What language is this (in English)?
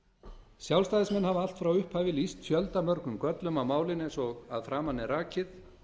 Icelandic